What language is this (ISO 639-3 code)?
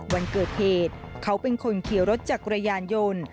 tha